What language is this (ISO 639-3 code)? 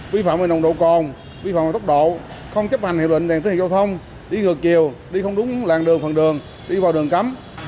vie